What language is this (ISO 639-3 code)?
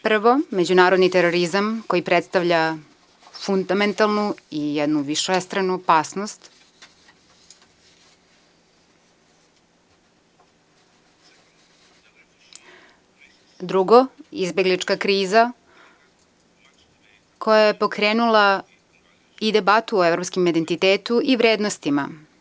srp